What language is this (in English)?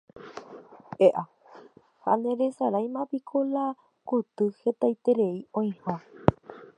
Guarani